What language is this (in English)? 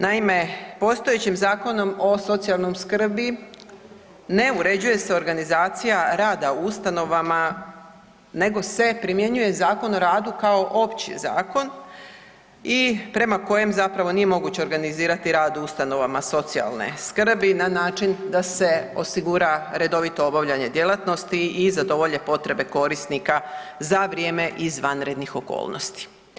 Croatian